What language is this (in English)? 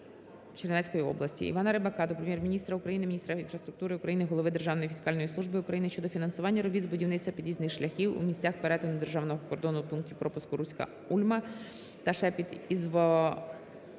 Ukrainian